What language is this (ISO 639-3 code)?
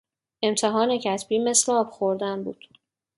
fas